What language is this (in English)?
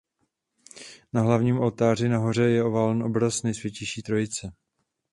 Czech